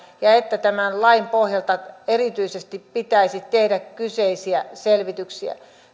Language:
Finnish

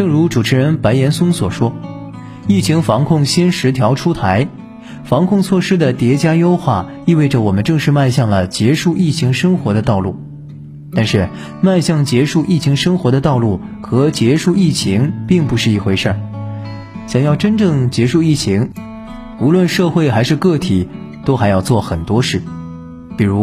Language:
Chinese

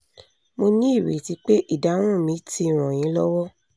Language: Yoruba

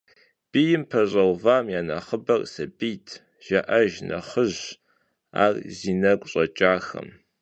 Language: Kabardian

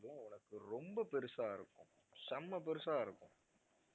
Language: Tamil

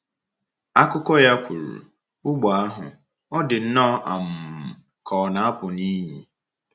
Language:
Igbo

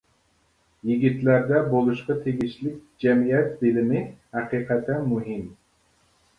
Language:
Uyghur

